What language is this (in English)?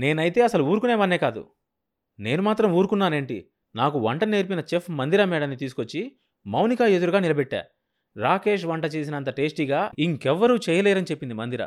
Telugu